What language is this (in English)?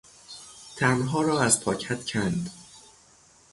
Persian